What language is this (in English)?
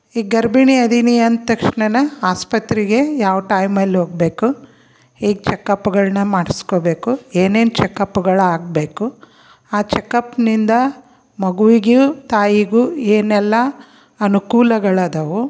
Kannada